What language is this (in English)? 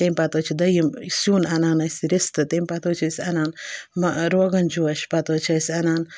Kashmiri